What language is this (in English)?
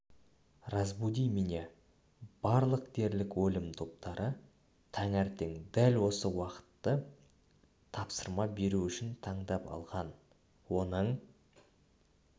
Kazakh